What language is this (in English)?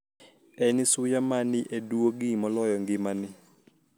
Luo (Kenya and Tanzania)